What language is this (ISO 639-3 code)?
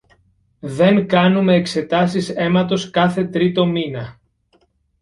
ell